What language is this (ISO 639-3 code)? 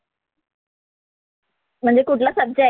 mar